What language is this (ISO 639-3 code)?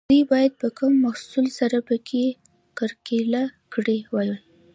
pus